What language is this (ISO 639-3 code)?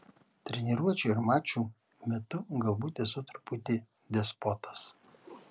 lit